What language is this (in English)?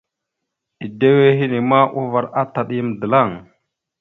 Mada (Cameroon)